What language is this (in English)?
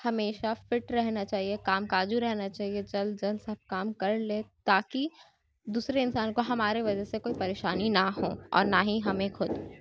Urdu